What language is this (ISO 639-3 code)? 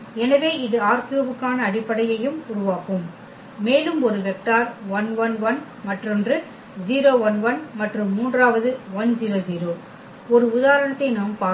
tam